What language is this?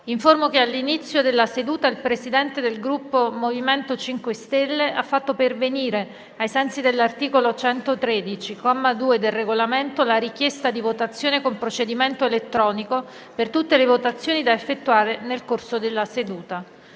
Italian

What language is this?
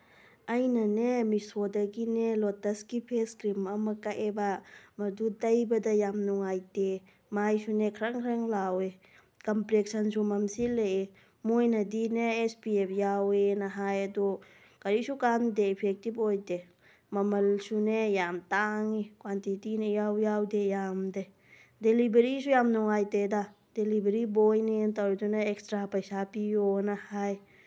Manipuri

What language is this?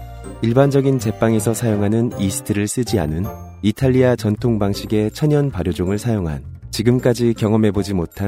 Korean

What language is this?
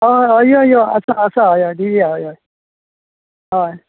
Konkani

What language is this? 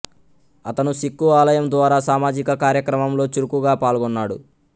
Telugu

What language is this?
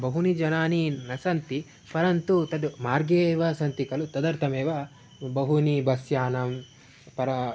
Sanskrit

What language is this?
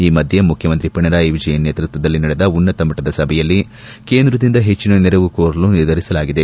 Kannada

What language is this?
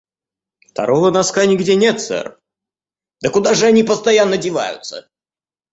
Russian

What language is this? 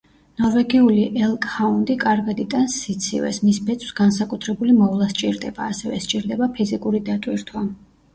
Georgian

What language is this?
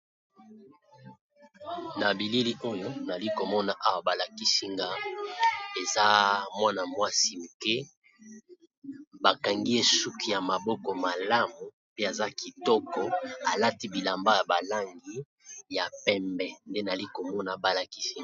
Lingala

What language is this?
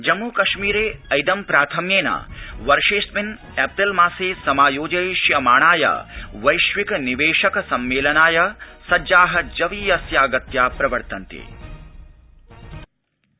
Sanskrit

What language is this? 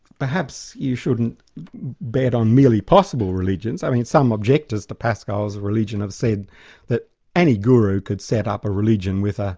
English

